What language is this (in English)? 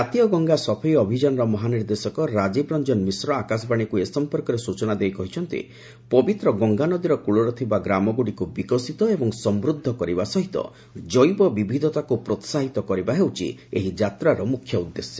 Odia